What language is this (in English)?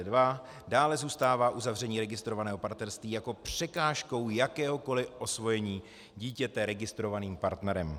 Czech